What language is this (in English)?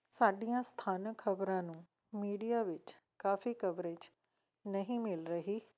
Punjabi